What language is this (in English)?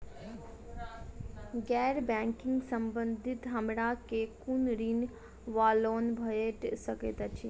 Maithili